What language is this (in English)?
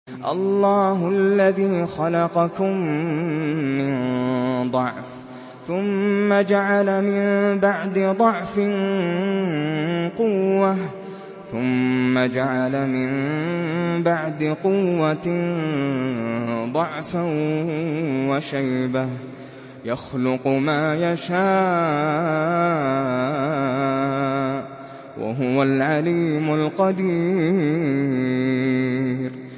Arabic